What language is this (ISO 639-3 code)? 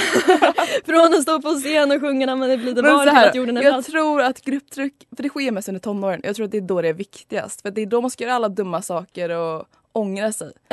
swe